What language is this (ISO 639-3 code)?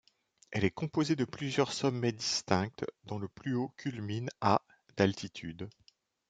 fra